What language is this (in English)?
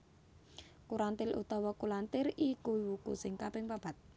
Javanese